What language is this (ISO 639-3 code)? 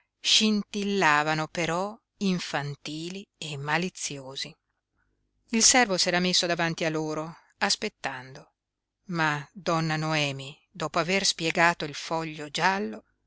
ita